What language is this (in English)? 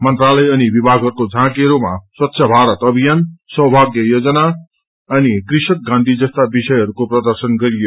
Nepali